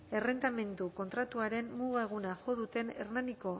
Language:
Basque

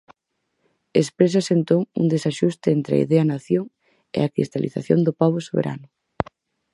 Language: Galician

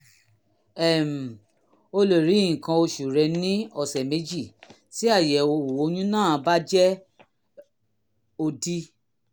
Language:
Yoruba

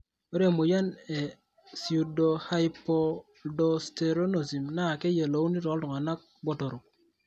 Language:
Masai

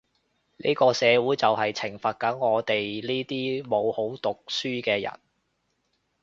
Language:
Cantonese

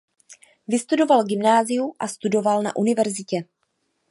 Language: Czech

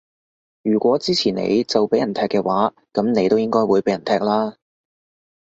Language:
Cantonese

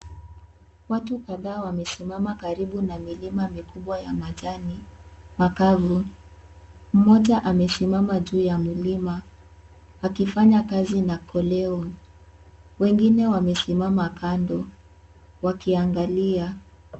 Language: Swahili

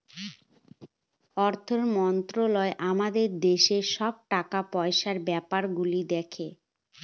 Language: Bangla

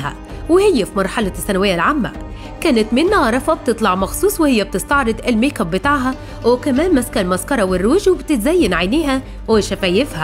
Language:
Arabic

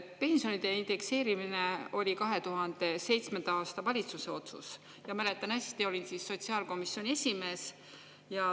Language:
Estonian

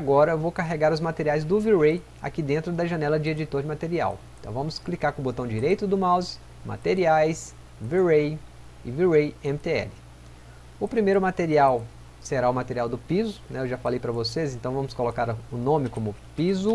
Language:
Portuguese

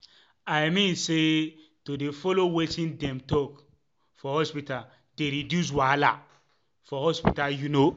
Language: Nigerian Pidgin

